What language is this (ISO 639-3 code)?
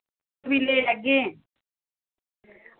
doi